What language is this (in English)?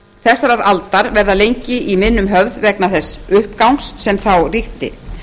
Icelandic